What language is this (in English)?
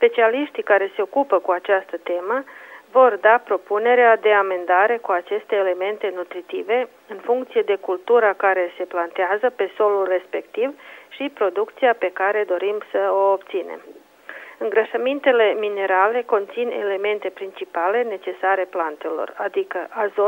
Romanian